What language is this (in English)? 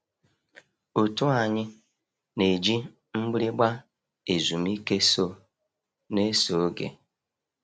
Igbo